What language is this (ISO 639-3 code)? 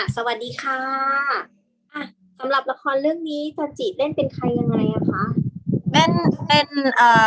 tha